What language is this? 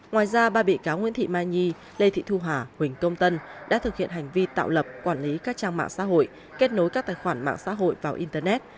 Vietnamese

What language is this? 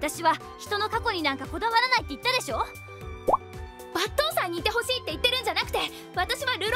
Japanese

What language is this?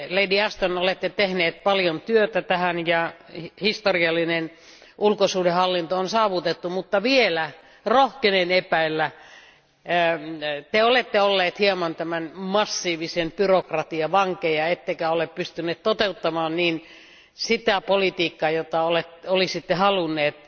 Finnish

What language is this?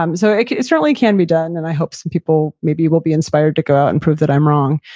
English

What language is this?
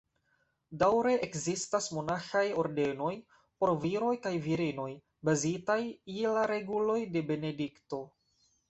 Esperanto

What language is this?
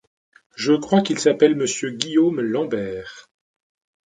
French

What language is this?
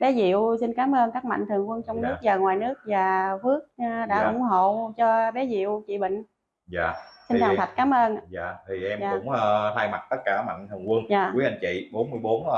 Vietnamese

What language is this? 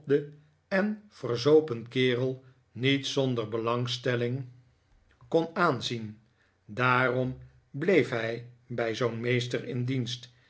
Dutch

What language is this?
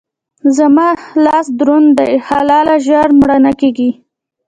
Pashto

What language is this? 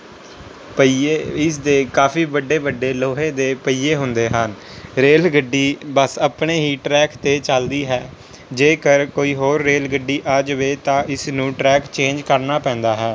Punjabi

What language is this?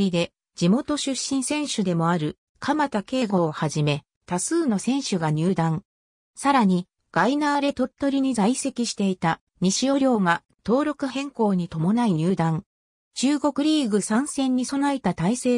Japanese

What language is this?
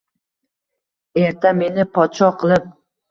Uzbek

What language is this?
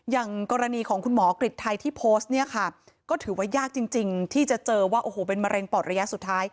Thai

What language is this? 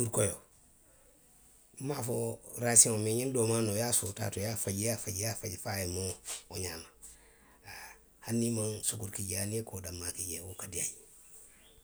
Western Maninkakan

